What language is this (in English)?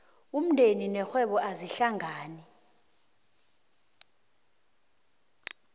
South Ndebele